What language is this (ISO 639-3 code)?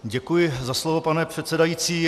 ces